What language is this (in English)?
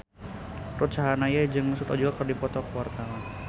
Sundanese